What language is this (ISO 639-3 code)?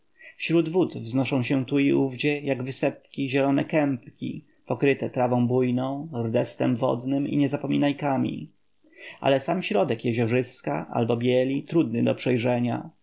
pol